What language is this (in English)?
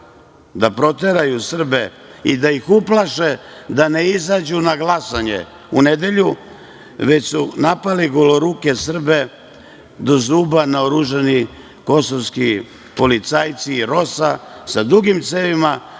Serbian